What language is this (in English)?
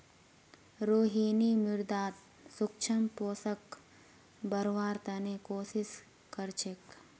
Magahi